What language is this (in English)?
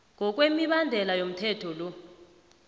South Ndebele